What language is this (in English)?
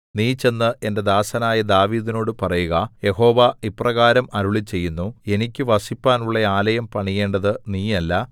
Malayalam